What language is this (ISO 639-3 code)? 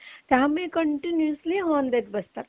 mar